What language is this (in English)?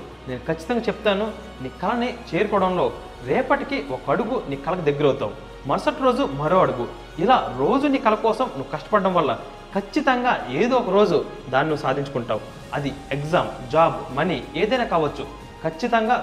Telugu